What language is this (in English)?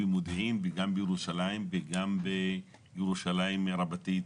Hebrew